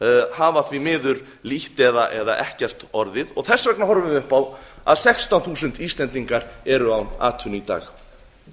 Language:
Icelandic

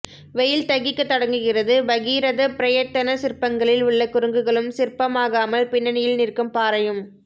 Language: Tamil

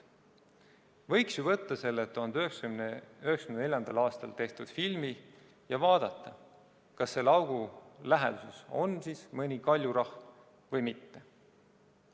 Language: Estonian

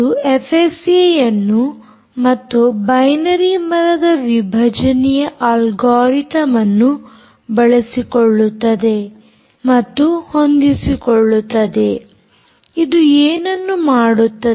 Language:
Kannada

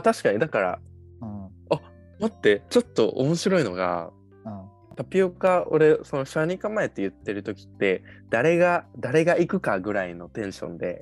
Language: Japanese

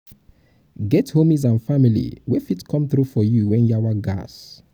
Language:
Nigerian Pidgin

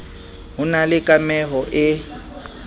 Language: Southern Sotho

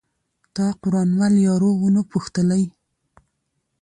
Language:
Pashto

